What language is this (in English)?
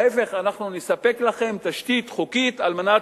Hebrew